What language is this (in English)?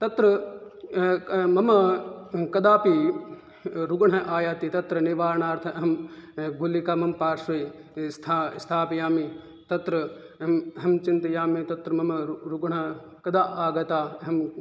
Sanskrit